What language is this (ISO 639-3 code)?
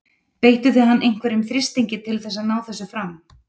isl